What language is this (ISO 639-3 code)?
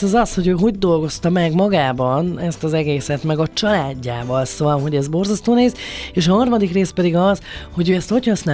hun